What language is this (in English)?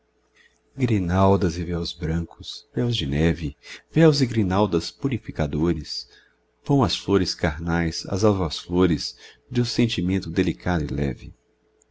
Portuguese